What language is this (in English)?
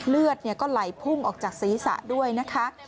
Thai